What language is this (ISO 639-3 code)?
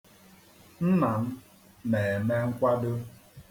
ibo